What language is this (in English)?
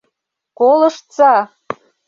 Mari